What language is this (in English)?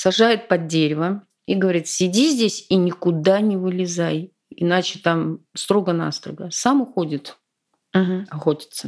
Russian